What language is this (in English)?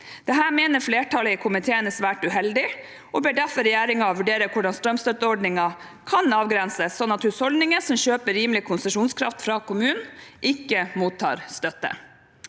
Norwegian